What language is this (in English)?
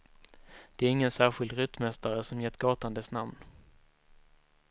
Swedish